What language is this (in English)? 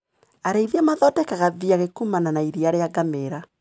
Kikuyu